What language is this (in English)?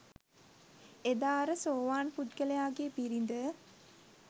Sinhala